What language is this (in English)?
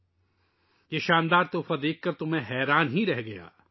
Urdu